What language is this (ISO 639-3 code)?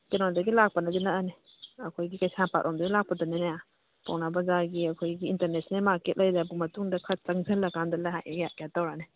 mni